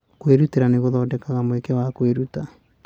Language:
Kikuyu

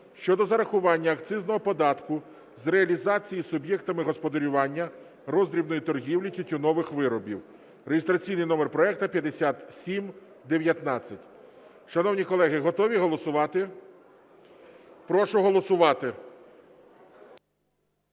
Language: Ukrainian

